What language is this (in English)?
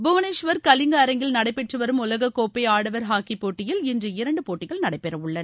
Tamil